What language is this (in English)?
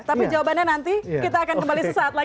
Indonesian